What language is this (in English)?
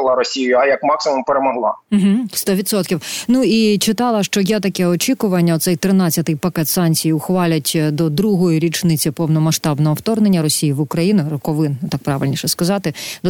Ukrainian